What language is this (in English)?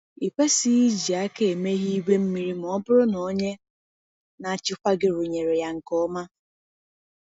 Igbo